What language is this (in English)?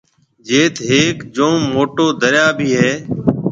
Marwari (Pakistan)